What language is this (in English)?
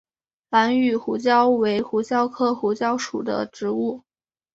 Chinese